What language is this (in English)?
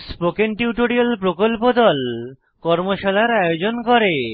Bangla